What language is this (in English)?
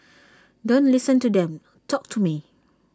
English